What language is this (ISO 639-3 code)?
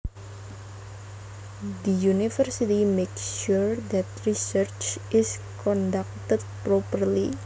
jav